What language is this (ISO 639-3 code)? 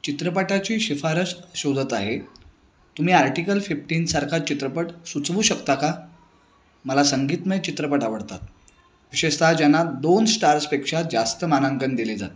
mar